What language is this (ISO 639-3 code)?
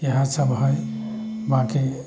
mai